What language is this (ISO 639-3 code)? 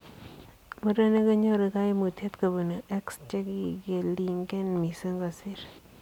kln